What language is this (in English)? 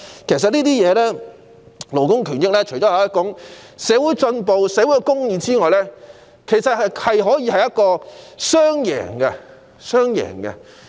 Cantonese